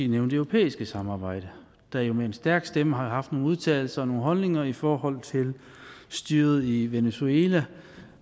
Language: Danish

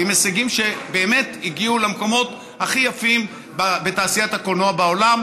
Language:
Hebrew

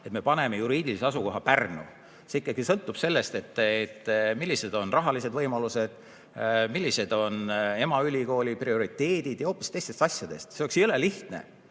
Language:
Estonian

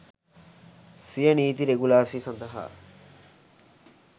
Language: Sinhala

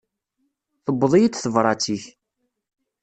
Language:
Kabyle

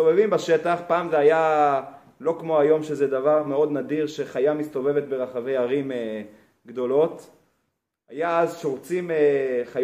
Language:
Hebrew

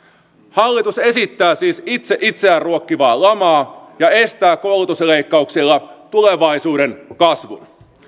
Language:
Finnish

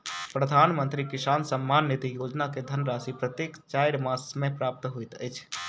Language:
Maithili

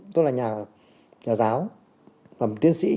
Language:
Vietnamese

